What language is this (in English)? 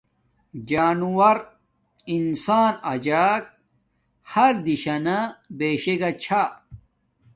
Domaaki